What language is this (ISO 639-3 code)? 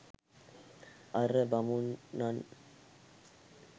sin